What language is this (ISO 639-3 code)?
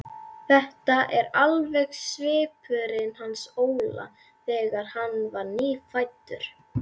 isl